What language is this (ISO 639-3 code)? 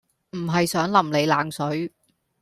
yue